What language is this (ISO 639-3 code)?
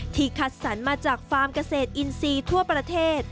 tha